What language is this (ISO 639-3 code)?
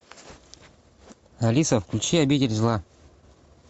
rus